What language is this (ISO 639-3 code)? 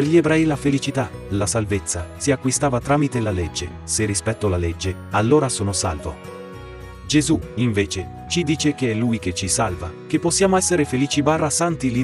ita